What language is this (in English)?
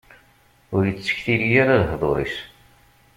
Kabyle